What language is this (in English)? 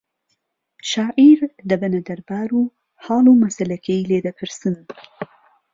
Central Kurdish